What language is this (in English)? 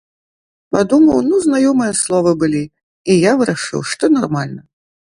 Belarusian